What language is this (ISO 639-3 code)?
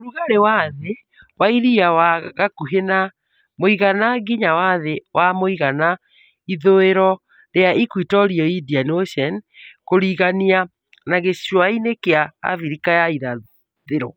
kik